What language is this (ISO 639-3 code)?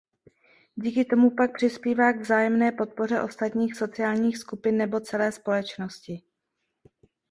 ces